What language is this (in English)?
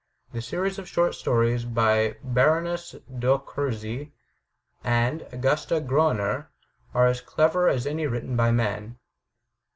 English